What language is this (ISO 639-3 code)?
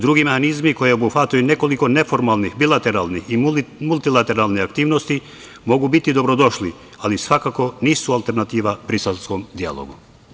srp